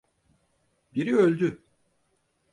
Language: Turkish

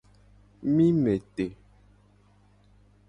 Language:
Gen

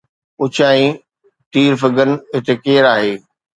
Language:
Sindhi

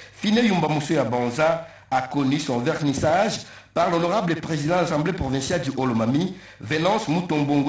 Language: French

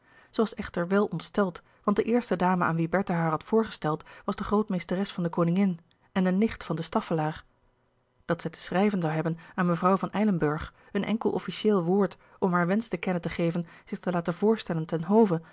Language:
Dutch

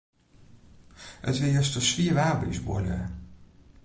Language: Western Frisian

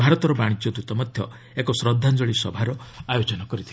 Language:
Odia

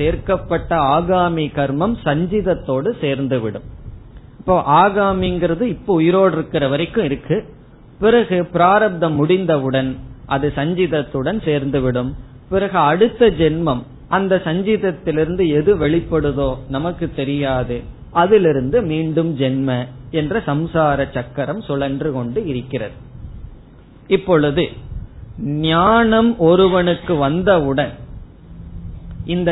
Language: Tamil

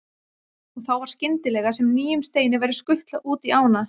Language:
Icelandic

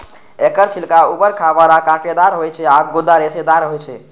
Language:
Maithili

